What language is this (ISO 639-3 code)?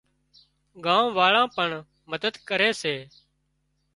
kxp